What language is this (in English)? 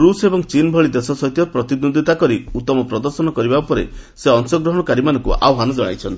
Odia